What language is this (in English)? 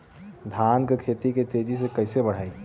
Bhojpuri